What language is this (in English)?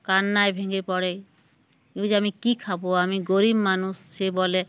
Bangla